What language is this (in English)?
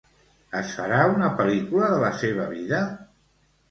Catalan